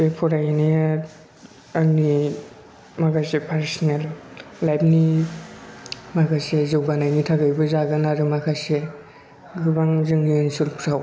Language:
Bodo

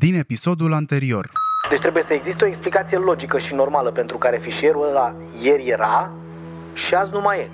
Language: Romanian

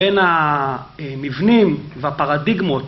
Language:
Hebrew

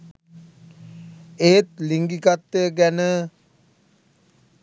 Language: Sinhala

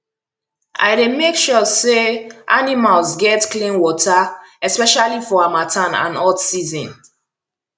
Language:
Nigerian Pidgin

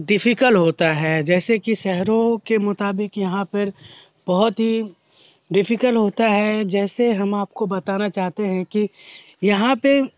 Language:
Urdu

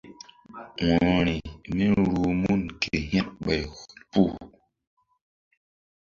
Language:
Mbum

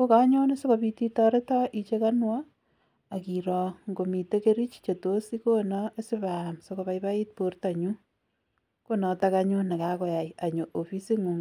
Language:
Kalenjin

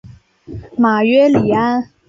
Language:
Chinese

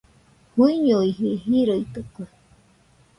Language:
Nüpode Huitoto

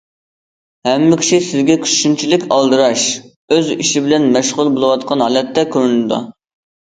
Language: Uyghur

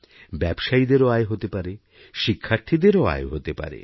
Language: Bangla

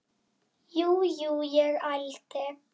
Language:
Icelandic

